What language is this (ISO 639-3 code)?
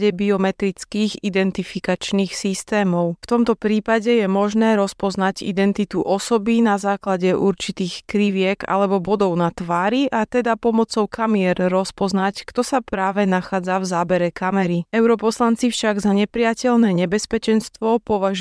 slk